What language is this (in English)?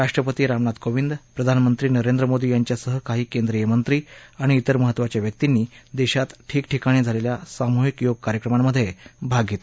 Marathi